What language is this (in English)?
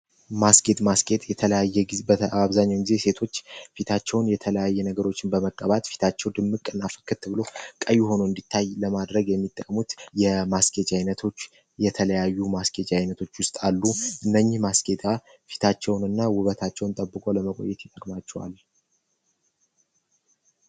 Amharic